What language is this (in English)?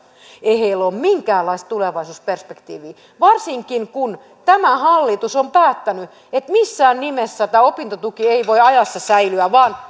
Finnish